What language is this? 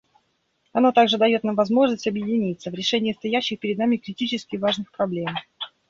Russian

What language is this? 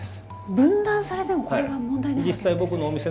Japanese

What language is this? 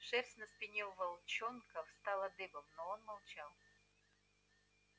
Russian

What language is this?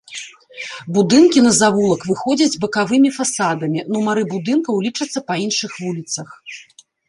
Belarusian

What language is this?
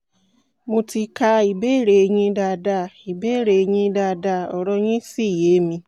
Yoruba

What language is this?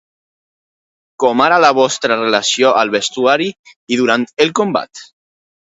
Catalan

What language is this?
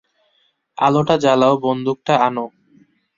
Bangla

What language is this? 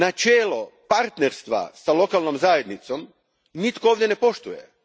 Croatian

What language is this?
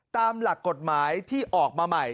Thai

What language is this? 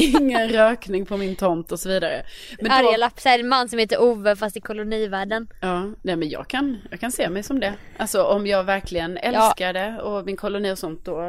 Swedish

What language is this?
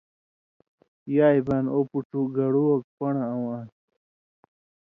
Indus Kohistani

